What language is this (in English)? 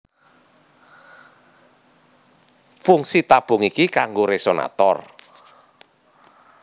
Javanese